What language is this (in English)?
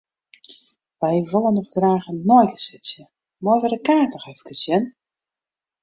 Western Frisian